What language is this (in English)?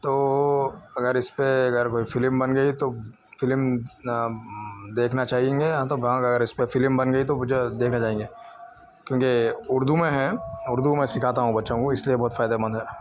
Urdu